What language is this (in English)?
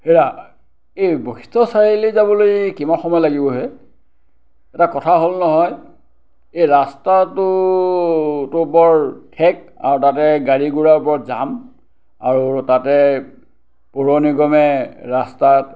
Assamese